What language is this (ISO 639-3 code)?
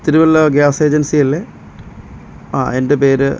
mal